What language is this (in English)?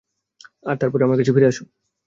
Bangla